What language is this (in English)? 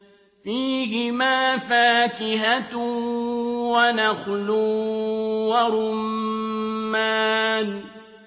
Arabic